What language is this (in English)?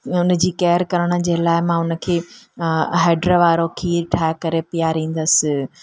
Sindhi